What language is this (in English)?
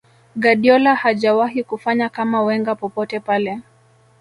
Swahili